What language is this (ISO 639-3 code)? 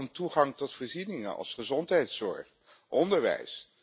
nld